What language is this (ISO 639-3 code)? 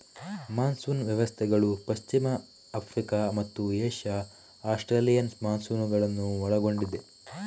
kan